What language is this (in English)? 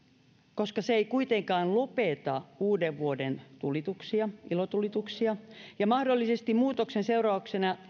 Finnish